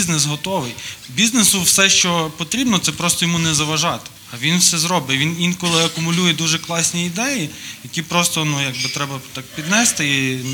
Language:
Ukrainian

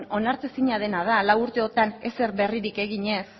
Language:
Basque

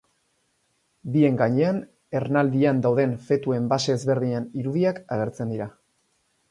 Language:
Basque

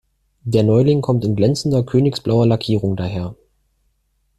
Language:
German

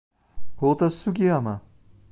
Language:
Italian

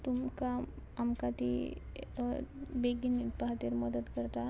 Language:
Konkani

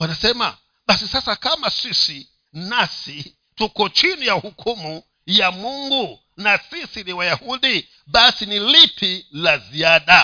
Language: Swahili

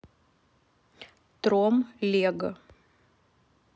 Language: Russian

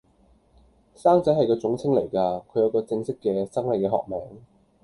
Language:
Cantonese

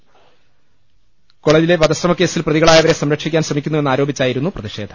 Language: Malayalam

